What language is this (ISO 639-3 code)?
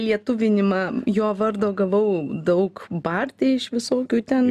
lit